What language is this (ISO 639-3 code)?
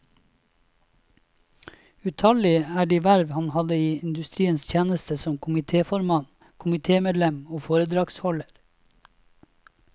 nor